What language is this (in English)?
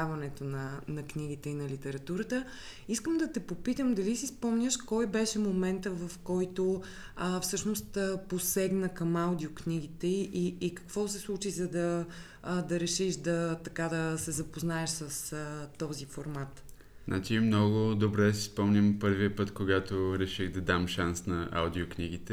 Bulgarian